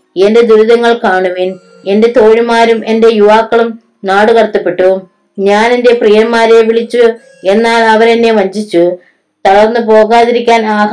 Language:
Malayalam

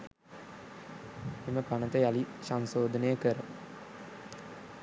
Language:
Sinhala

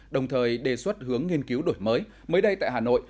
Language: Vietnamese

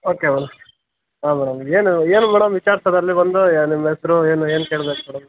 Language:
Kannada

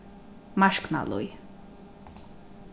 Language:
Faroese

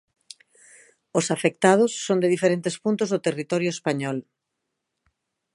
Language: Galician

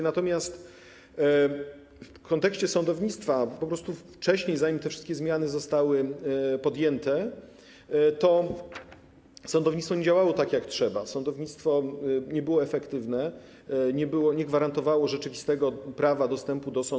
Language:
Polish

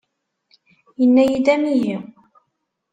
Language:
Kabyle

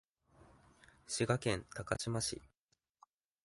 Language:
Japanese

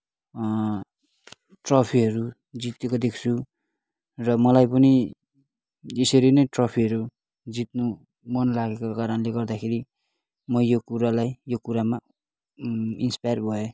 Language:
Nepali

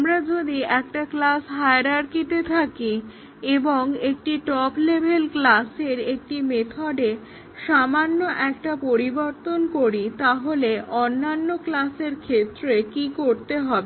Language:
Bangla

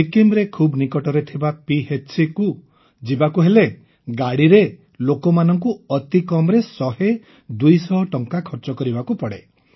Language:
Odia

